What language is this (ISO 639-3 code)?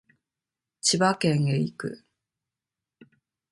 jpn